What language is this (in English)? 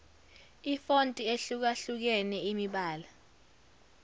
Zulu